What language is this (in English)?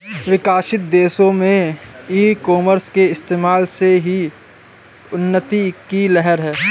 Hindi